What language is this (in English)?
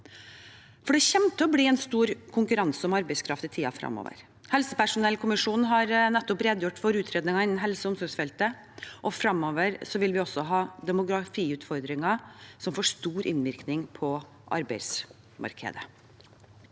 Norwegian